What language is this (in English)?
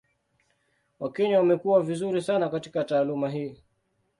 Swahili